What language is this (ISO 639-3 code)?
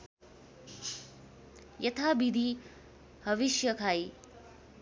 nep